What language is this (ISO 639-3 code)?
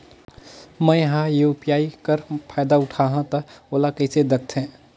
hne